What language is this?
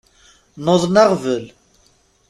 Kabyle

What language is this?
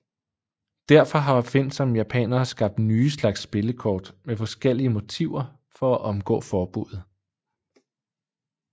Danish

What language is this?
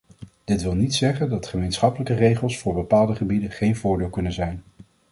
Dutch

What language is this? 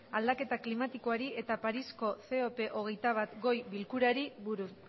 Basque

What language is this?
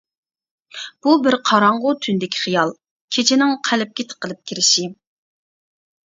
Uyghur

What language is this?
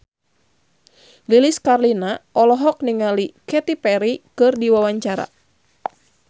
Sundanese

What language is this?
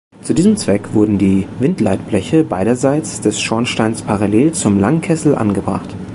German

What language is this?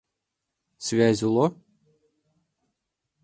Mari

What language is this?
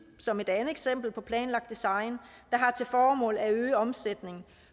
Danish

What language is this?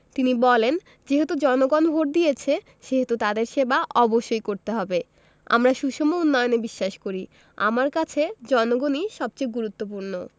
Bangla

